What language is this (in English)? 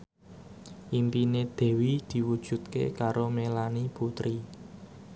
Javanese